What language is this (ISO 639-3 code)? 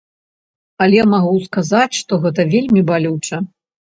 bel